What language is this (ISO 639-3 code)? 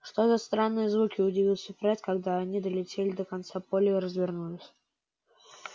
rus